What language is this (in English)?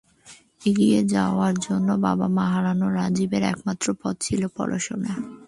Bangla